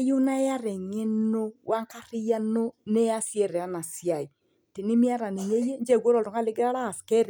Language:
Masai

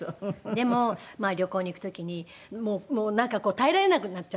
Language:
Japanese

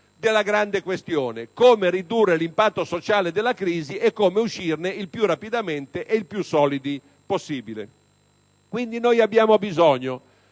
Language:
Italian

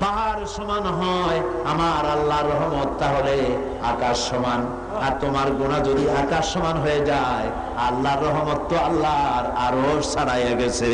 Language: Indonesian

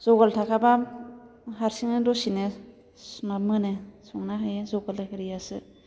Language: Bodo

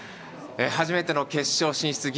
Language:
Japanese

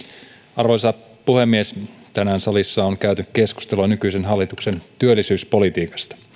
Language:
Finnish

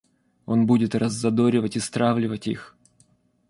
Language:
Russian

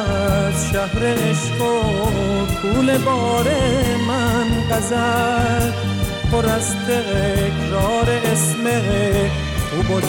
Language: Persian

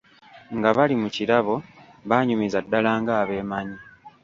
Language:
Ganda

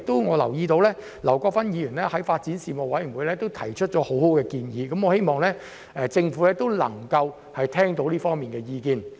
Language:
Cantonese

